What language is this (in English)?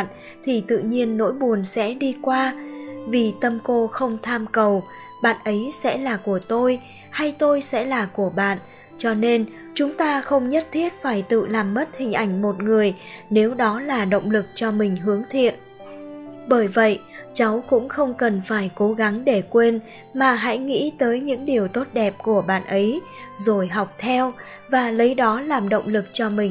Vietnamese